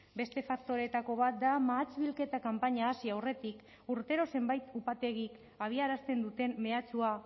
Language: Basque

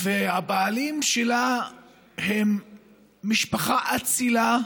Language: Hebrew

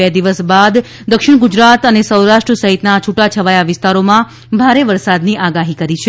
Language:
Gujarati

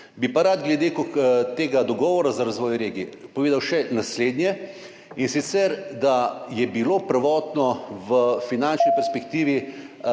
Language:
Slovenian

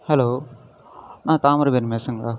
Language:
Tamil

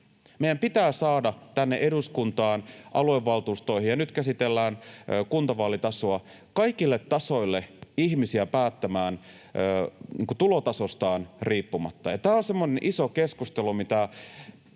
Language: Finnish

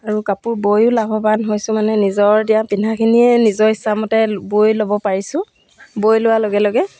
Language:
Assamese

